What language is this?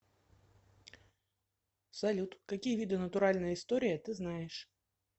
Russian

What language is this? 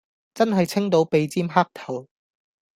Cantonese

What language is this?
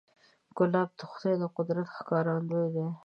Pashto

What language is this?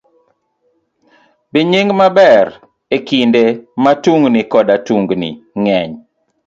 Luo (Kenya and Tanzania)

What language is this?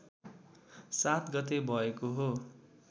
Nepali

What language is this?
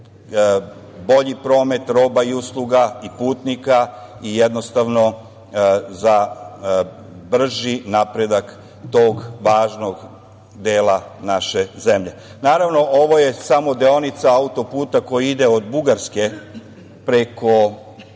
Serbian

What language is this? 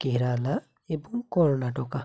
Bangla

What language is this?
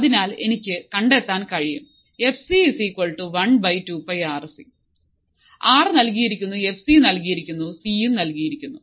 Malayalam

